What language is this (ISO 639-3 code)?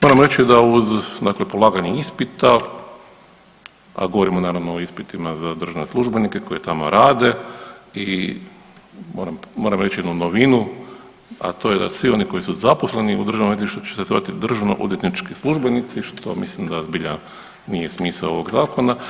hrv